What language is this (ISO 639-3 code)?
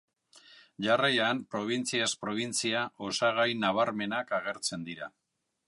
eus